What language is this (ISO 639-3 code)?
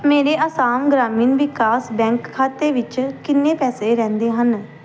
pan